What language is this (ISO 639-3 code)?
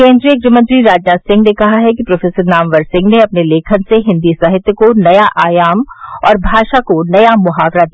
hin